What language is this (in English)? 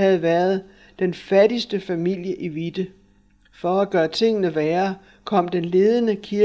Danish